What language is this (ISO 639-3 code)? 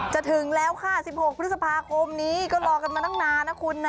tha